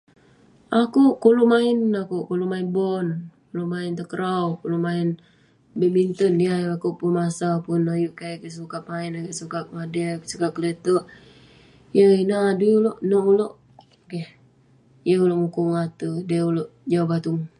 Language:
Western Penan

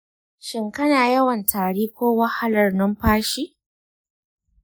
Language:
Hausa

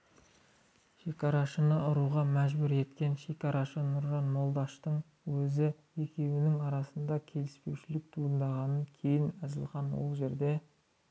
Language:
Kazakh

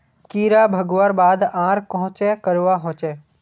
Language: Magahi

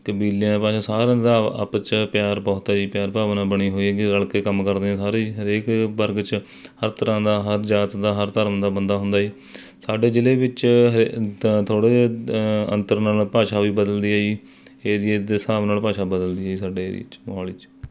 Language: Punjabi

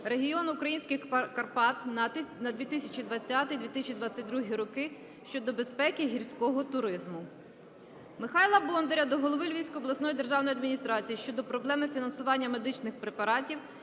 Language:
Ukrainian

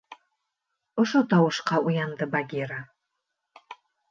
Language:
Bashkir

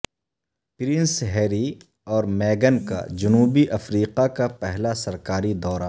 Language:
Urdu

